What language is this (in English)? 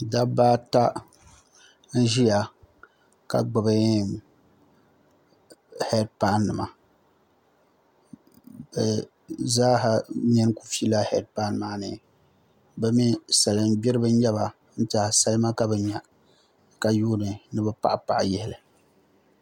Dagbani